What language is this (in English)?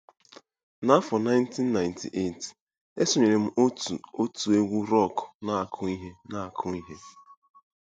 Igbo